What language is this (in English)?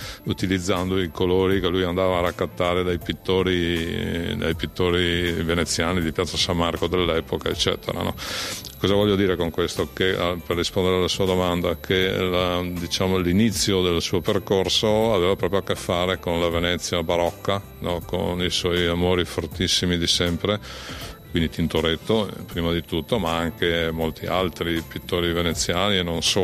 Italian